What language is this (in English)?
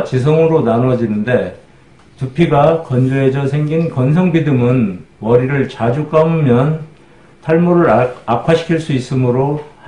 Korean